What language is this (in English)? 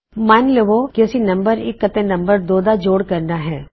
Punjabi